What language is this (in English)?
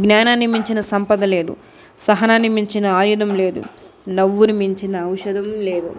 Telugu